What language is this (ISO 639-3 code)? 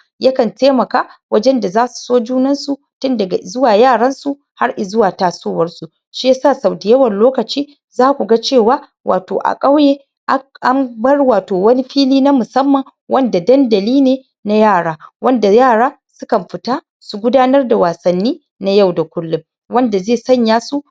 hau